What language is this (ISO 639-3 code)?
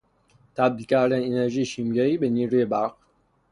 fas